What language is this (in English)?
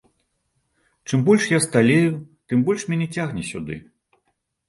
Belarusian